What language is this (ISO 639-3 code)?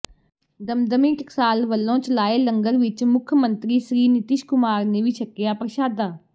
pan